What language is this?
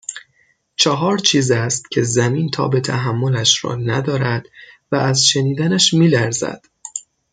Persian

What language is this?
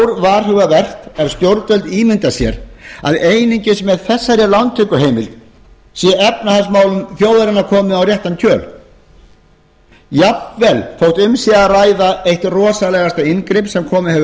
Icelandic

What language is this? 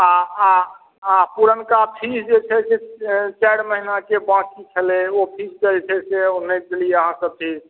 Maithili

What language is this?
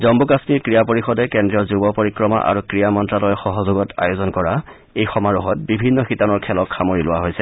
Assamese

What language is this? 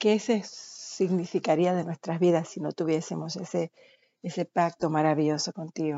Spanish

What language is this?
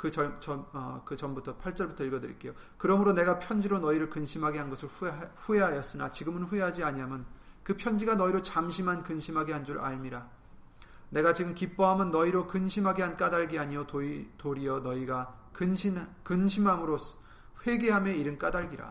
Korean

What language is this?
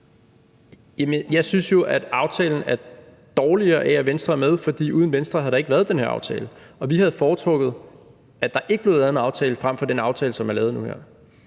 Danish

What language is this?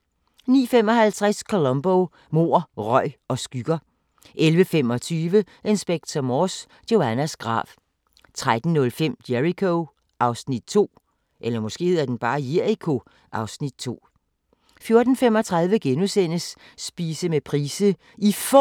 Danish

